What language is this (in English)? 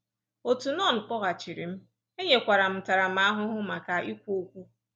Igbo